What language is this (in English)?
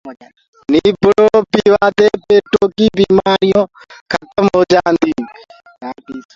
Gurgula